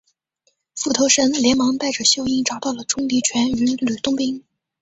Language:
Chinese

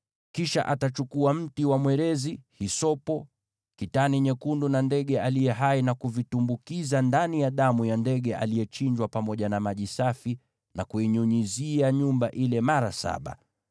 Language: Swahili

